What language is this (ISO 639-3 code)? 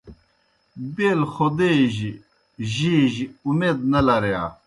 plk